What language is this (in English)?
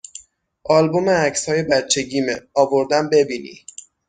Persian